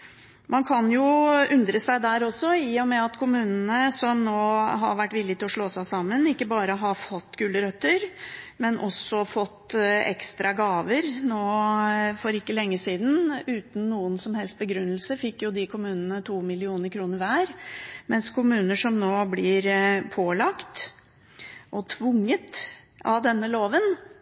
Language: Norwegian Bokmål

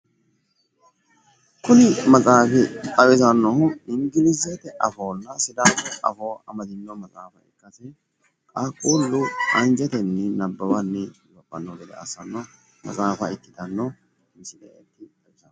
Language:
Sidamo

